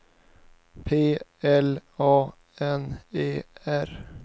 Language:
Swedish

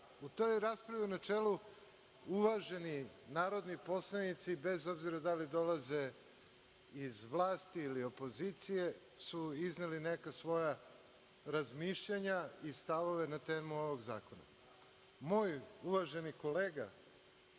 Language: Serbian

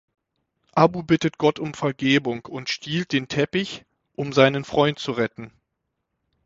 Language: German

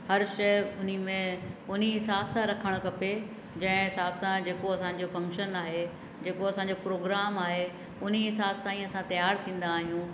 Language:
Sindhi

